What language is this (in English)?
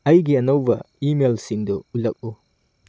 Manipuri